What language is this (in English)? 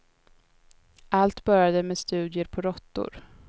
Swedish